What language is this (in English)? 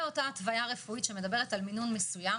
Hebrew